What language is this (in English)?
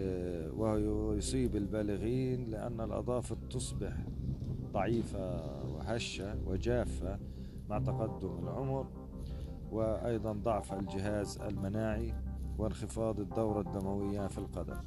Arabic